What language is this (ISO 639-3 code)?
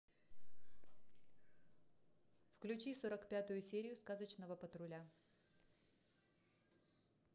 rus